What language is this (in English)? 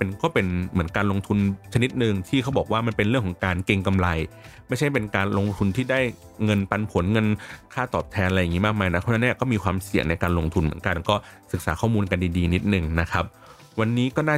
Thai